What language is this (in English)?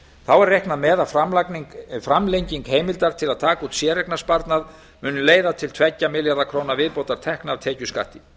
Icelandic